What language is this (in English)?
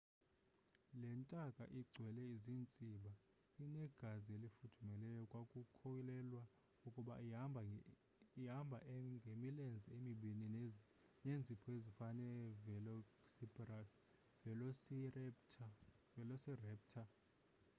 Xhosa